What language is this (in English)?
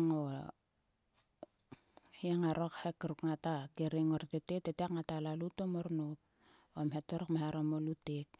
Sulka